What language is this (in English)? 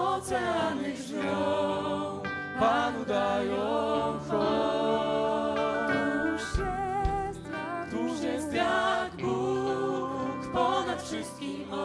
Polish